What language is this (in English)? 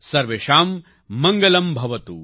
Gujarati